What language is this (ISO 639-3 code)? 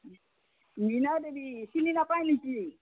asm